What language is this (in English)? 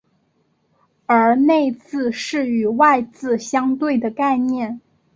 Chinese